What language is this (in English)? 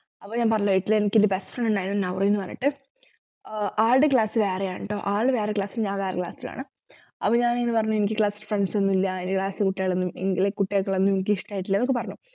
Malayalam